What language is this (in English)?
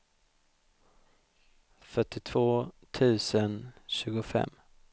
Swedish